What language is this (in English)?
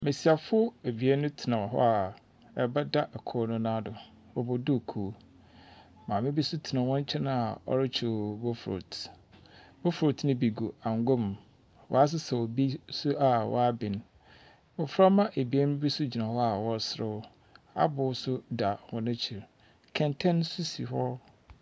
Akan